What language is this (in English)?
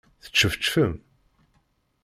Kabyle